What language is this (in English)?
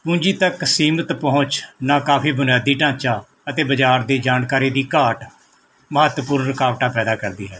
Punjabi